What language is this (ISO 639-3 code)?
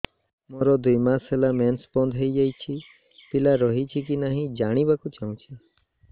ori